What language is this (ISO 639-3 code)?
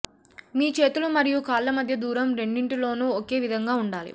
tel